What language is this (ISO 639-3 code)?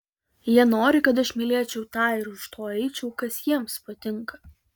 lit